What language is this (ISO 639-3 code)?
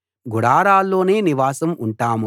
tel